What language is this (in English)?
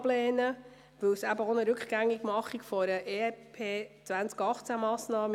Swiss German